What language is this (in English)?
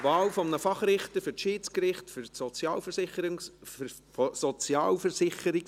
Swiss German